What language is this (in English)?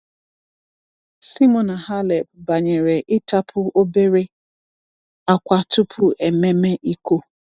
Igbo